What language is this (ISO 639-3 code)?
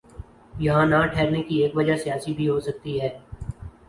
urd